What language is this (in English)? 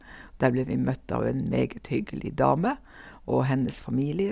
Norwegian